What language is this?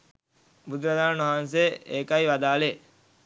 Sinhala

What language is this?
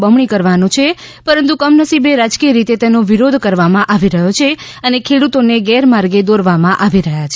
Gujarati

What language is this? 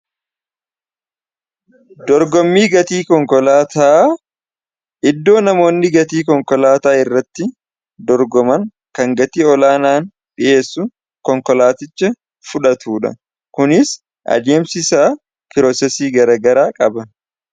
Oromo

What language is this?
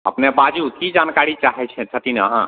Maithili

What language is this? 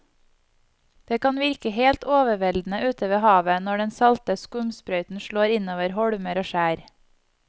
Norwegian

